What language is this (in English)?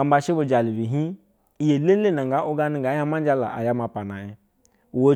Basa (Nigeria)